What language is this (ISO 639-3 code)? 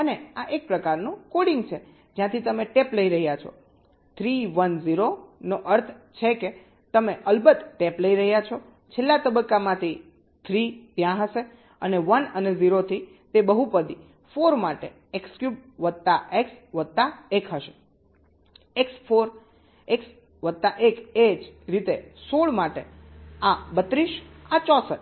guj